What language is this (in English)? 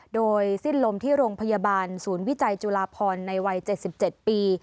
Thai